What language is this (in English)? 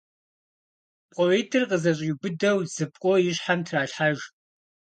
Kabardian